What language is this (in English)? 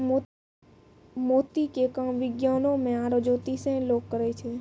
Maithili